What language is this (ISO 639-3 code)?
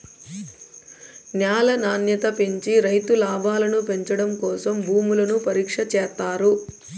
tel